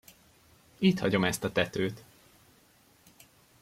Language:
Hungarian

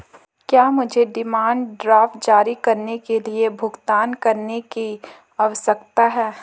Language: Hindi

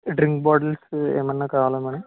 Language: Telugu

